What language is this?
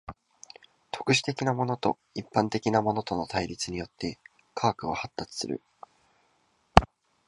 Japanese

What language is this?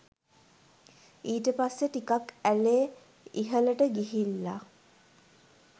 Sinhala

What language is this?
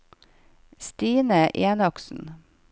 Norwegian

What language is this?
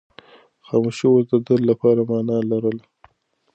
Pashto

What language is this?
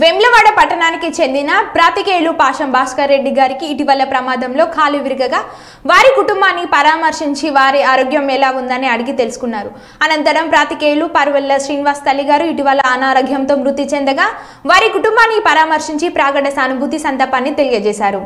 Telugu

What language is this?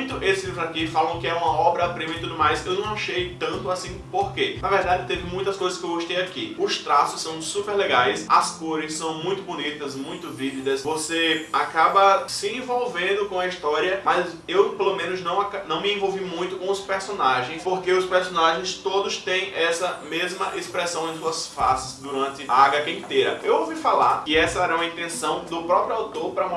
Portuguese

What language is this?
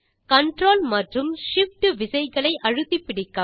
Tamil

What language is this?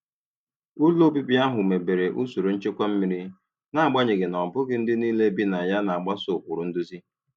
Igbo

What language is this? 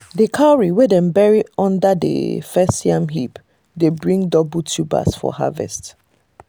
Nigerian Pidgin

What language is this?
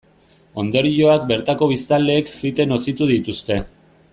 Basque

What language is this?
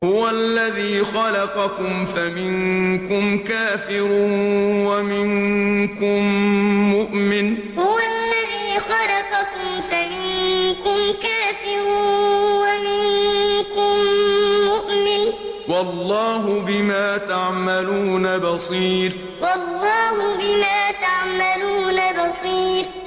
Arabic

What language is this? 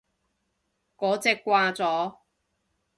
Cantonese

